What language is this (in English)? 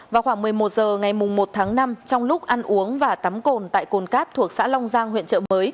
Vietnamese